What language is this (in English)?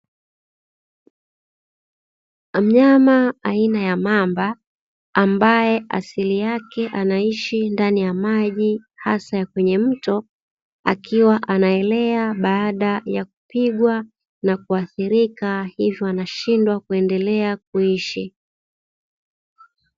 Swahili